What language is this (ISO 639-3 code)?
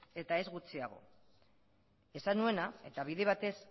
eus